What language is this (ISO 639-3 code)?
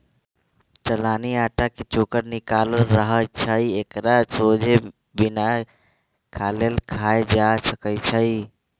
mag